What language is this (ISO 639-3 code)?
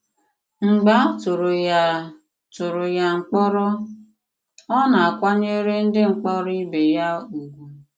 ibo